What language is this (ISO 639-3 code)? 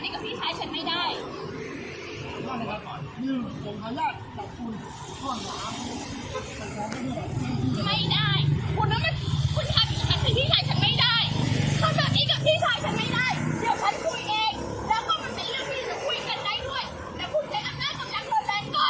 tha